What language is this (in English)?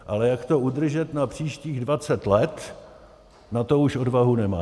Czech